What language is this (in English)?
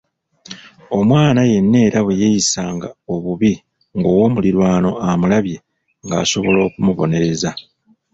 Ganda